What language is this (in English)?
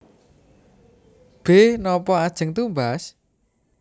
Javanese